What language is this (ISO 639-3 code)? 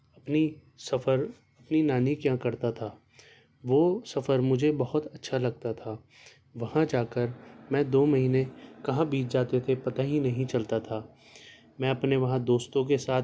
urd